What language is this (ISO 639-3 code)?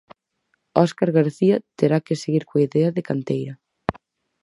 glg